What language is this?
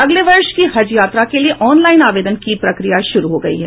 Hindi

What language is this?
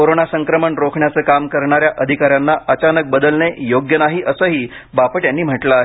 Marathi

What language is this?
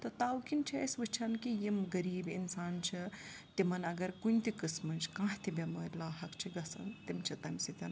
Kashmiri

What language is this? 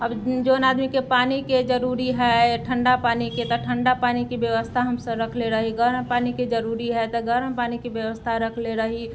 Maithili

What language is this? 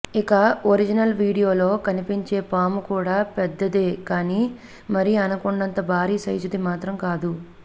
Telugu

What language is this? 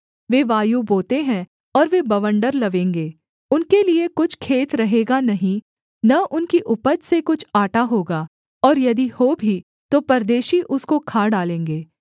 Hindi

